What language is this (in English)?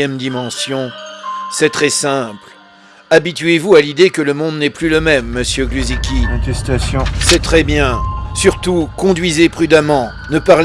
French